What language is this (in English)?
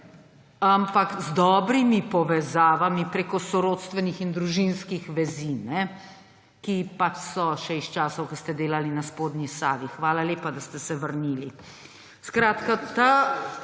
Slovenian